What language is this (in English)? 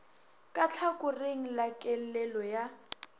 Northern Sotho